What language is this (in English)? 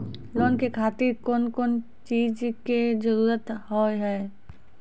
Maithili